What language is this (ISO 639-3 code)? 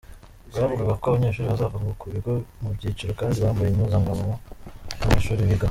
kin